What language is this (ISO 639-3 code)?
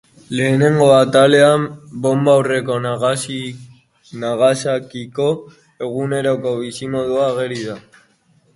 eus